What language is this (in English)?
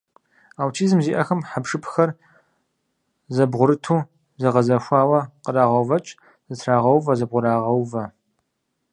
Kabardian